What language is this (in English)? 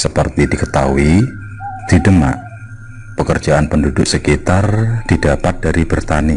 Indonesian